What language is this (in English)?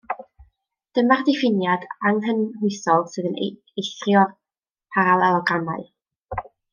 Welsh